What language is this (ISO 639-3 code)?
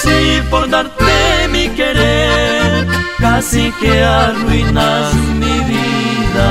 spa